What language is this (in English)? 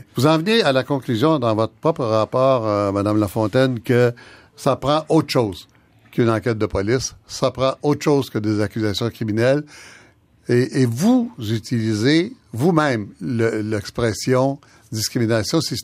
French